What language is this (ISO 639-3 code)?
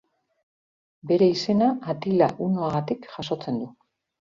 eus